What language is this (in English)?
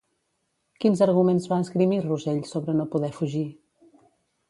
Catalan